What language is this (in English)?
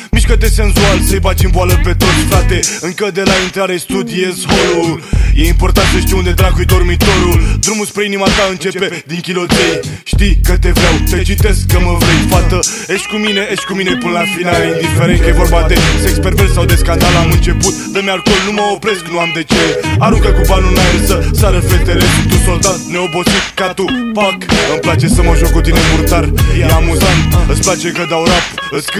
Romanian